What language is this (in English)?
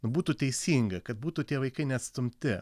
Lithuanian